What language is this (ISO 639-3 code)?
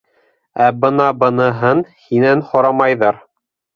bak